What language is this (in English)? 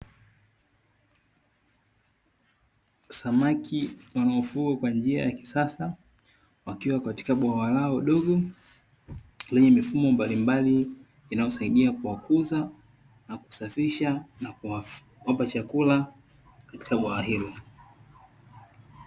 Swahili